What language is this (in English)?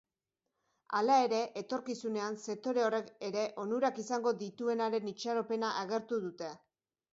Basque